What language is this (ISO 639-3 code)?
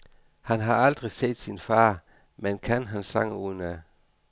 dan